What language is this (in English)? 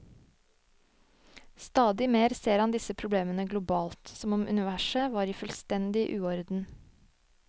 Norwegian